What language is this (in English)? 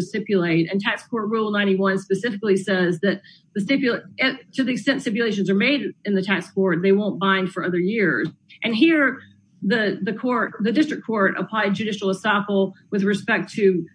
English